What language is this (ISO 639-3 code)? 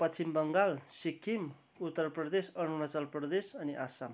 nep